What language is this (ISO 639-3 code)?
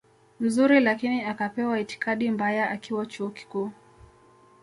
swa